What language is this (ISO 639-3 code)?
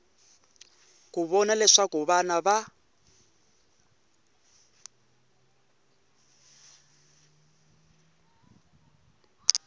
tso